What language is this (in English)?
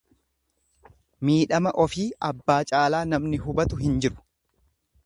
Oromo